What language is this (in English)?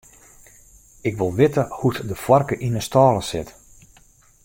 Western Frisian